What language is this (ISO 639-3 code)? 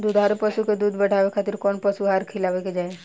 bho